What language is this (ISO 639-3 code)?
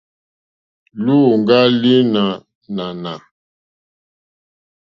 bri